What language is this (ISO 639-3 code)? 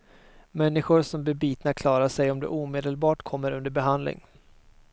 swe